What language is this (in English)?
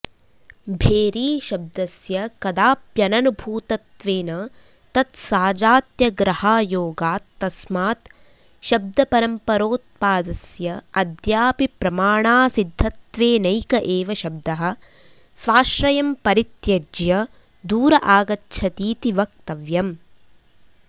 Sanskrit